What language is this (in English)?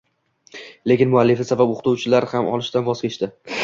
Uzbek